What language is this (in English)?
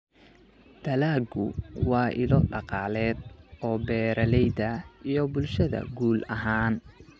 Somali